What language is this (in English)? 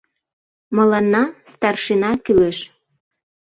Mari